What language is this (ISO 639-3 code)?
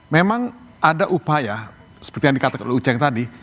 ind